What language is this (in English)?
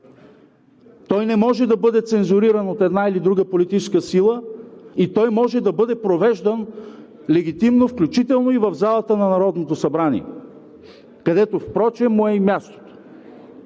Bulgarian